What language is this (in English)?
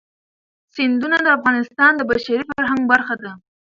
Pashto